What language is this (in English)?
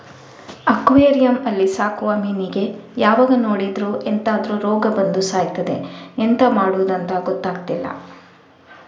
Kannada